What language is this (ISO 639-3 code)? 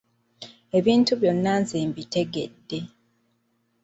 lug